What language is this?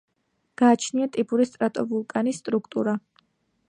Georgian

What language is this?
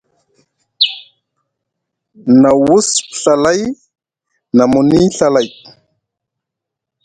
Musgu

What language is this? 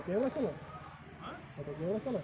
Kashmiri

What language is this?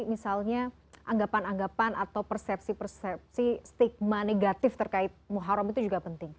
Indonesian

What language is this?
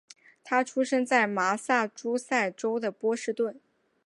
Chinese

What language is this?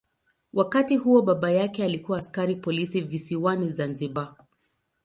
Swahili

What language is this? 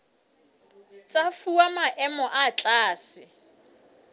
Southern Sotho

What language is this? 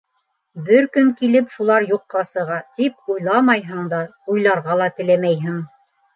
Bashkir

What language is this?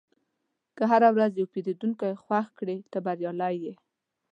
Pashto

